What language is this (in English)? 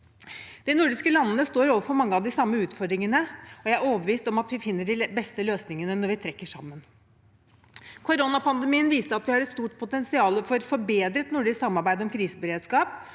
Norwegian